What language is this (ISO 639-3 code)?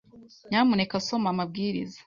kin